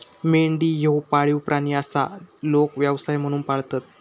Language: Marathi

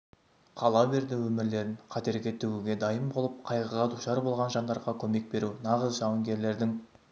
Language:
Kazakh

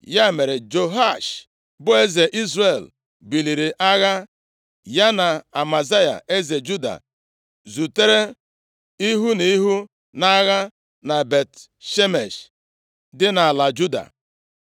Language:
Igbo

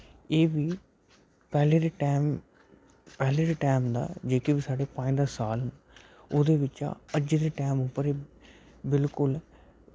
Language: Dogri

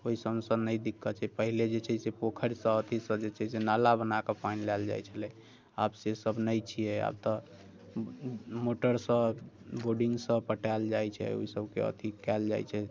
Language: Maithili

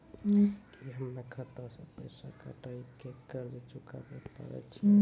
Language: Maithili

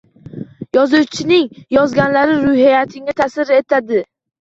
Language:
Uzbek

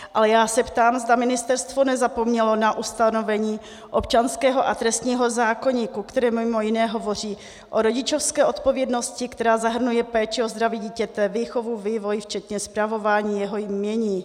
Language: Czech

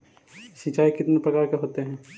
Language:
Magahi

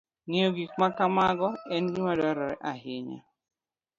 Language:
Luo (Kenya and Tanzania)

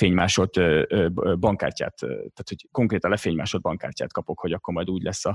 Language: Hungarian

